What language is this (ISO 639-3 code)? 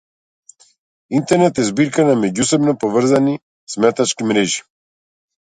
mkd